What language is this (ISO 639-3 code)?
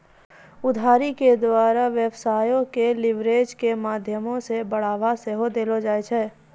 mai